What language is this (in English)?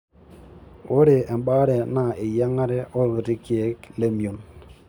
Masai